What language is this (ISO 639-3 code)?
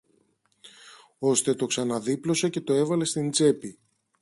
ell